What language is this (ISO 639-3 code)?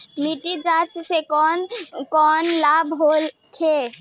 bho